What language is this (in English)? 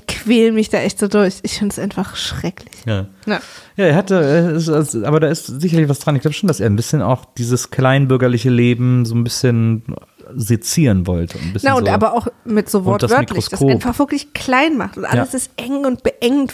German